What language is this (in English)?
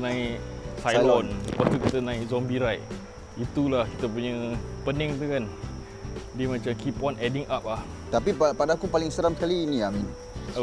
Malay